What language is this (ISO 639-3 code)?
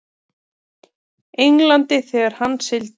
isl